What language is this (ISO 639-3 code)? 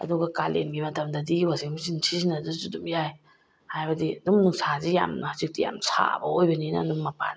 mni